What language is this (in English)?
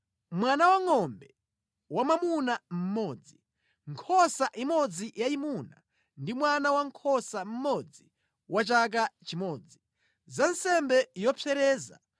Nyanja